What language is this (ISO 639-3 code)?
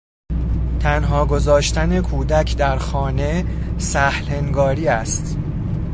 fas